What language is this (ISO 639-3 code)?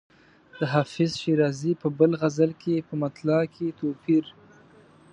pus